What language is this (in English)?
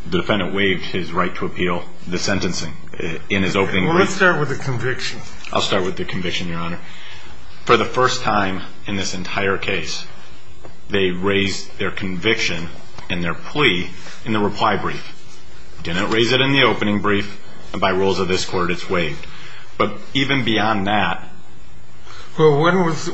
English